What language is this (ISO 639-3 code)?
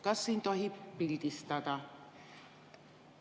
est